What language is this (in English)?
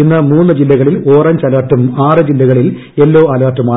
Malayalam